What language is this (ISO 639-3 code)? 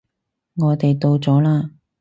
yue